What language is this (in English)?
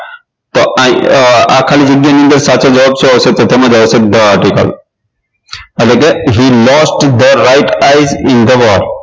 Gujarati